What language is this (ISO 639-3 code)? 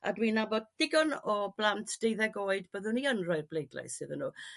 cym